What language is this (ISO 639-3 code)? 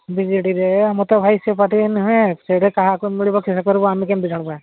ori